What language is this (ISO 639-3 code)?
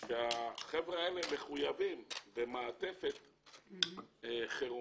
heb